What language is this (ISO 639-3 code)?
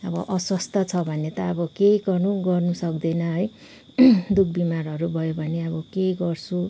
nep